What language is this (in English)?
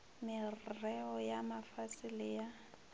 Northern Sotho